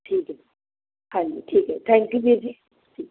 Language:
Punjabi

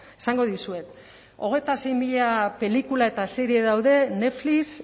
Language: Basque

